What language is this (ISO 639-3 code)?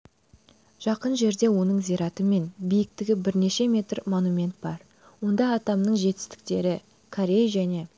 kaz